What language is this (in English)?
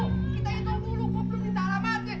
Indonesian